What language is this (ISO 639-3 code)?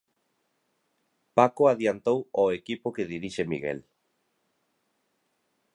glg